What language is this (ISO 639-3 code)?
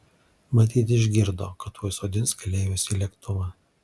lit